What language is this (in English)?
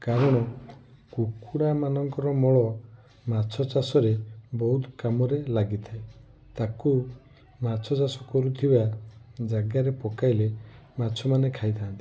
Odia